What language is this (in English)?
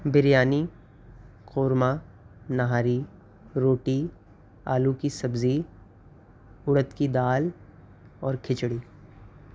Urdu